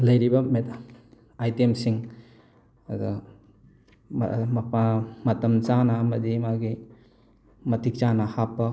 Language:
Manipuri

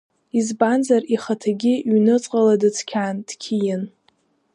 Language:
Abkhazian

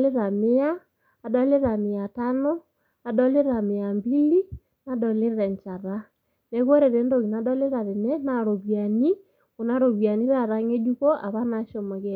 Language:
Masai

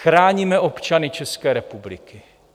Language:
Czech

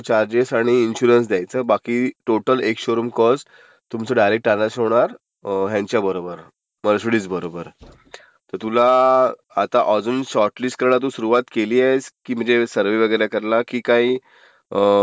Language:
Marathi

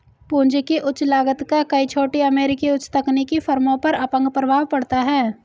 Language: Hindi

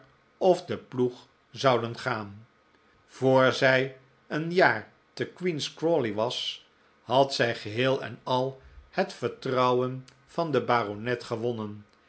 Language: Dutch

